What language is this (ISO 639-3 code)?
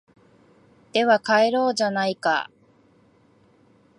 jpn